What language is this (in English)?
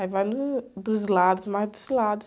Portuguese